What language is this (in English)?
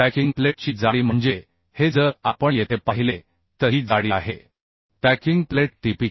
Marathi